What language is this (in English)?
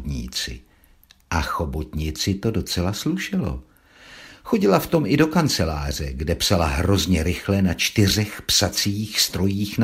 Czech